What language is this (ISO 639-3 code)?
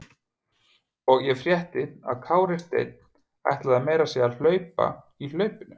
isl